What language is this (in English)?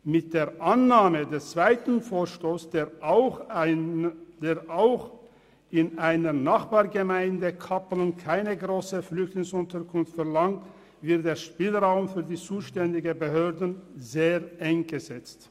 Swiss German